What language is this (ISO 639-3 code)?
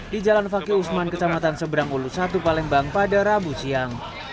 ind